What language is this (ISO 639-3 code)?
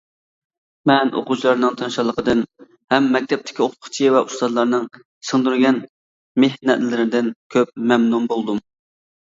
uig